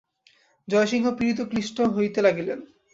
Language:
Bangla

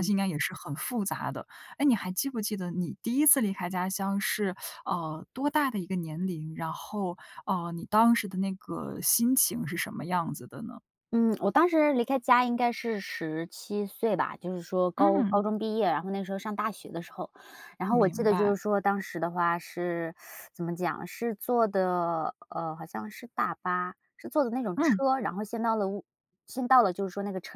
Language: Chinese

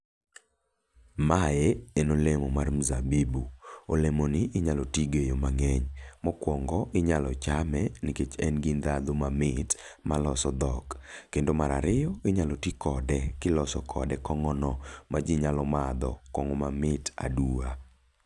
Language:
Luo (Kenya and Tanzania)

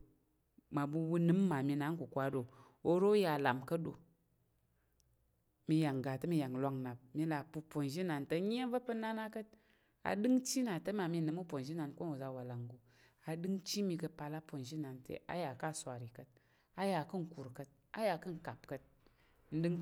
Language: Tarok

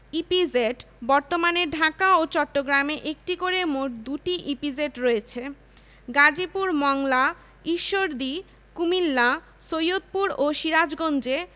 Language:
Bangla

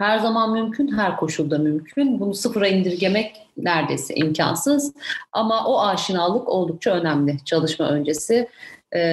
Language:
Turkish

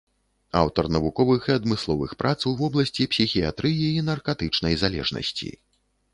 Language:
Belarusian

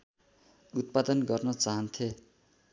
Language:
Nepali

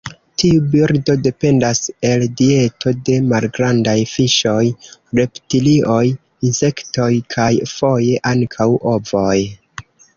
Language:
Esperanto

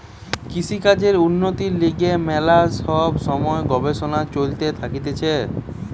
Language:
Bangla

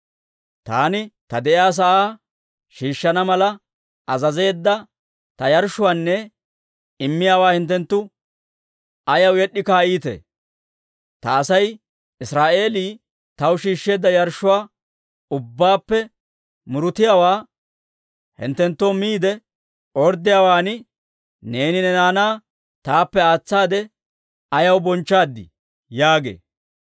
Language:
Dawro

